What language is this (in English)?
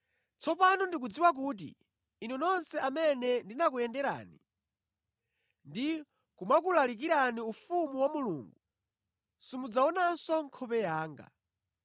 Nyanja